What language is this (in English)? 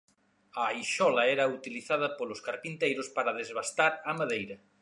Galician